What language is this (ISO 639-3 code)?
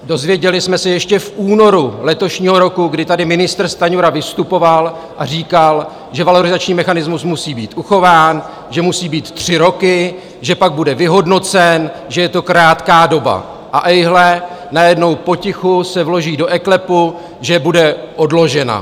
ces